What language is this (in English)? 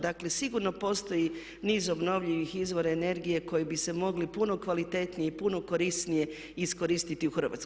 Croatian